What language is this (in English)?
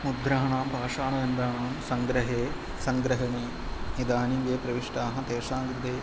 Sanskrit